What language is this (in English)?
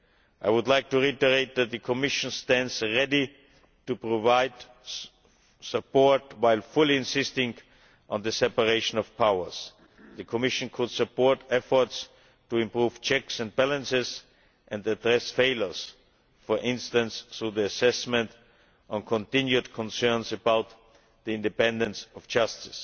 English